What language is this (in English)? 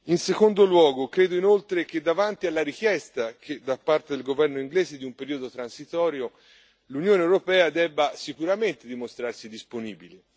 Italian